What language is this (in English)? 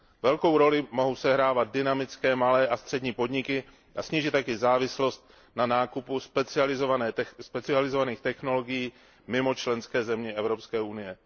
Czech